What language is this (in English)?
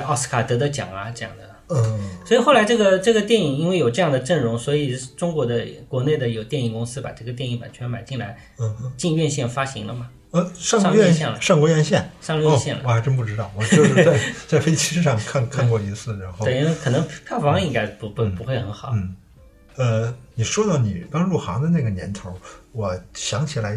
Chinese